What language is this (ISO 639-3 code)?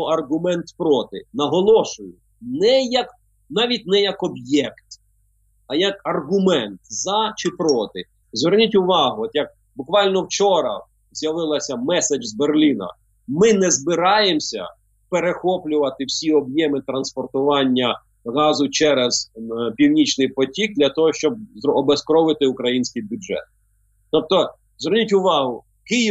ukr